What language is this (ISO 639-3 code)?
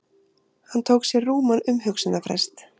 isl